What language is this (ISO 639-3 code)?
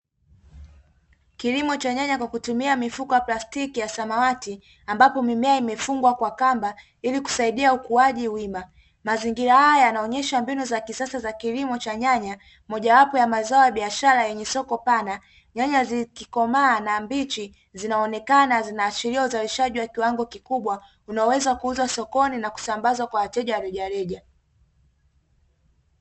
swa